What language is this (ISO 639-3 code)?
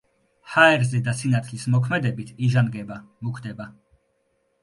kat